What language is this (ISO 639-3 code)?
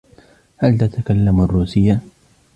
ara